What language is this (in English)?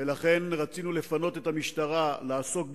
Hebrew